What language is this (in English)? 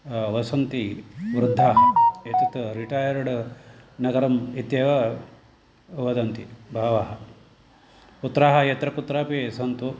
Sanskrit